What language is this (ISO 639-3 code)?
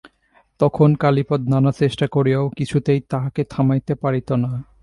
ben